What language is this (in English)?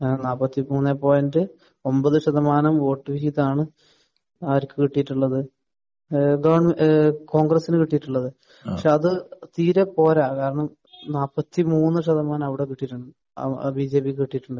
Malayalam